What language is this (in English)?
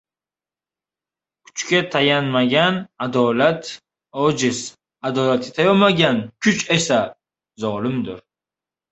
Uzbek